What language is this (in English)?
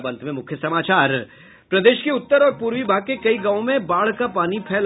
Hindi